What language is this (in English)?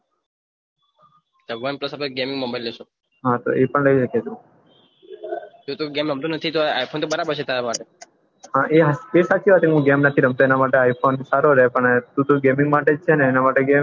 Gujarati